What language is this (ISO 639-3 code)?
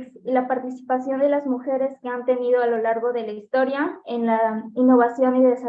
spa